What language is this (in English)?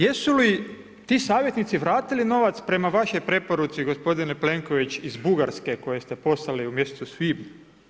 Croatian